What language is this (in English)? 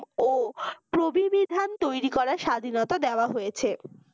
Bangla